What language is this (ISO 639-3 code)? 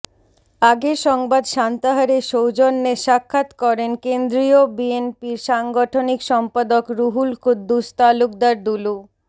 ben